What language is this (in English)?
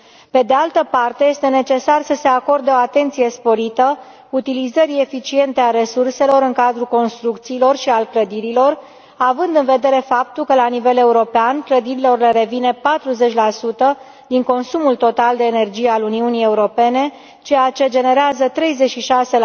Romanian